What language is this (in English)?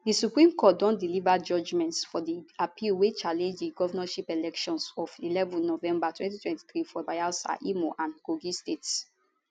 Nigerian Pidgin